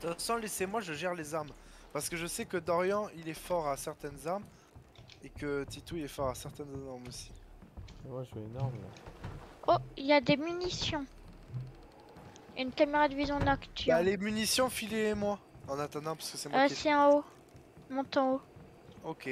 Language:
French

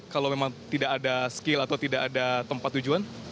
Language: Indonesian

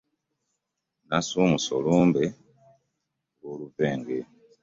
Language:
Ganda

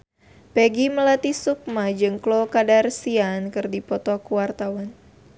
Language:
Sundanese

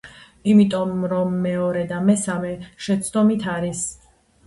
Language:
Georgian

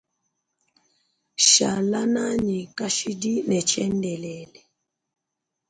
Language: Luba-Lulua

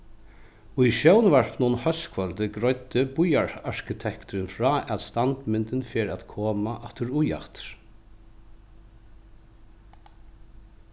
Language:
Faroese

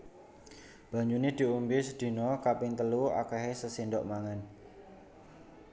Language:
Javanese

